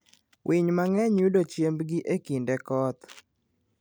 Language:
Luo (Kenya and Tanzania)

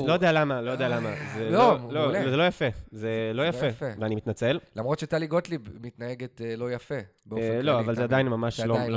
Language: Hebrew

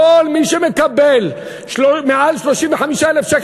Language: Hebrew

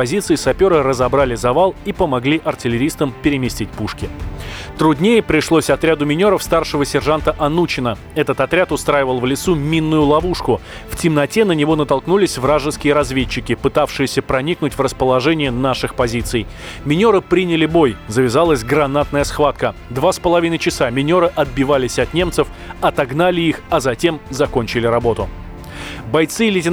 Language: Russian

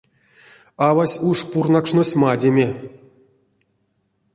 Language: Erzya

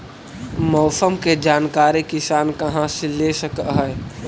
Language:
Magahi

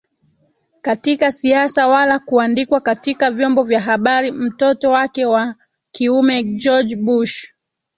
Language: Swahili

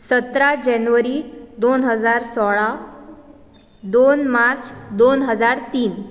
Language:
Konkani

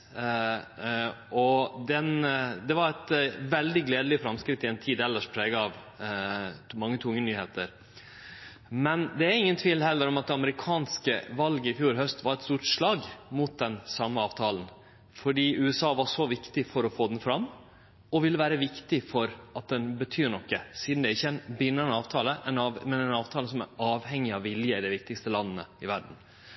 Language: Norwegian Nynorsk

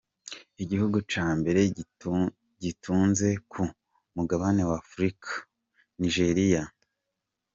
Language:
Kinyarwanda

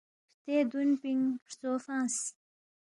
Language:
Balti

